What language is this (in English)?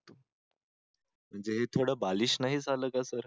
Marathi